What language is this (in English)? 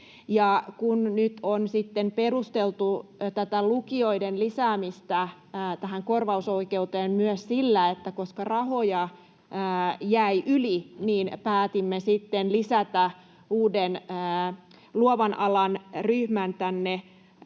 Finnish